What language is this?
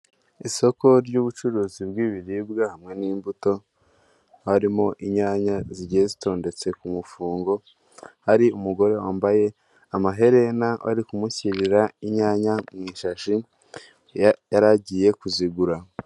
Kinyarwanda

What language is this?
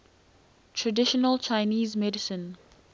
English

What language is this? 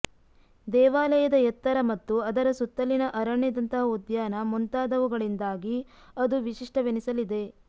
Kannada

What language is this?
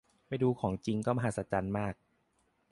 Thai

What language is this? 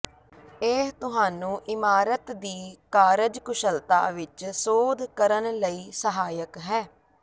Punjabi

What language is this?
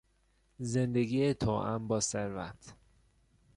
Persian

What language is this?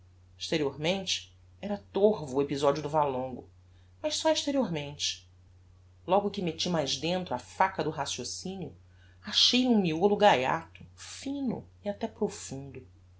Portuguese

